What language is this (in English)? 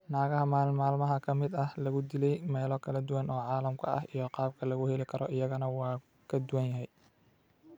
Somali